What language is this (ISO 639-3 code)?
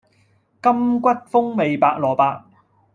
yue